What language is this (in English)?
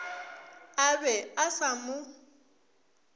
Northern Sotho